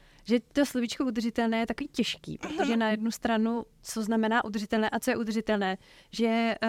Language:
Czech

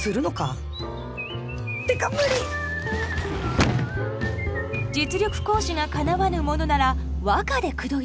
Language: Japanese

